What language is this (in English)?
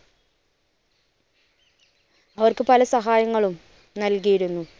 Malayalam